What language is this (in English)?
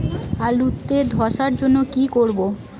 Bangla